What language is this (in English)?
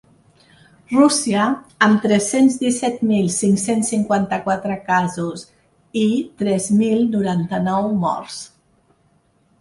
Catalan